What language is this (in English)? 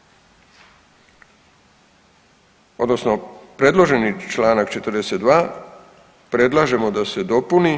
Croatian